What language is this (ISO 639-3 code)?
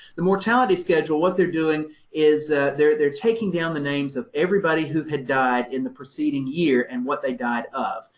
eng